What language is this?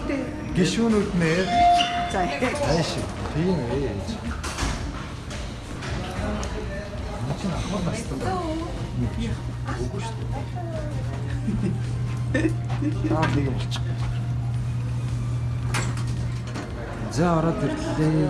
Korean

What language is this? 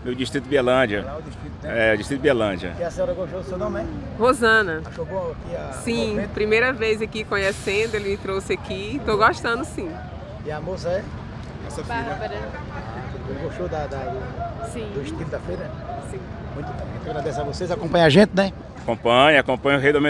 Portuguese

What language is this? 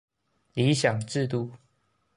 Chinese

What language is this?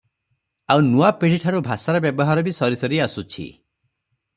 Odia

